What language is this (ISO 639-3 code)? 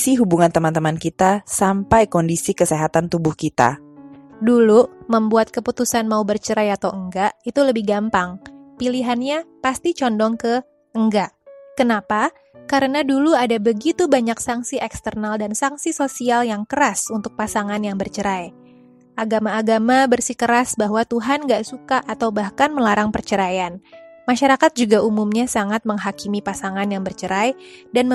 ind